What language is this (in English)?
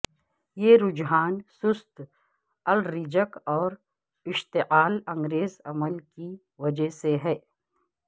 Urdu